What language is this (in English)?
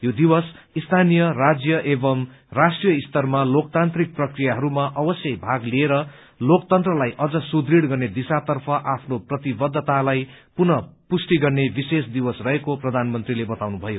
Nepali